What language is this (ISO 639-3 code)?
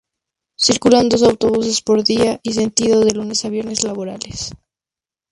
spa